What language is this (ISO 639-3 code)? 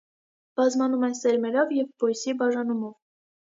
hye